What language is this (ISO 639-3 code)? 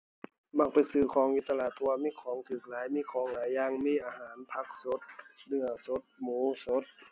tha